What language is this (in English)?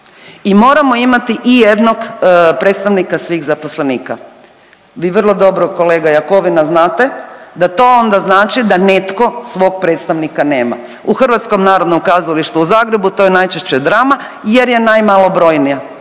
Croatian